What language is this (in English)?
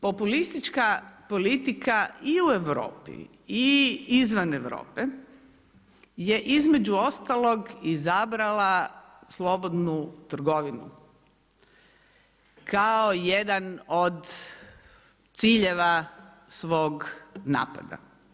Croatian